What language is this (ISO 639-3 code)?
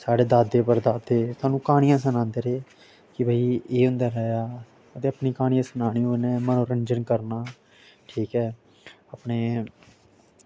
doi